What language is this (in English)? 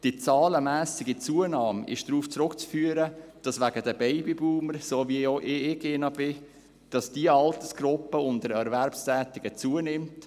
Swiss German